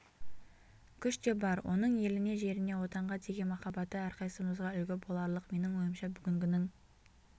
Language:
Kazakh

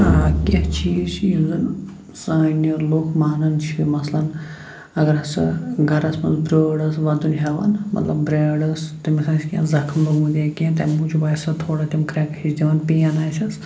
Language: Kashmiri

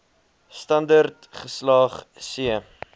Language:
Afrikaans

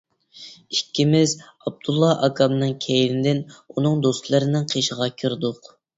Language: Uyghur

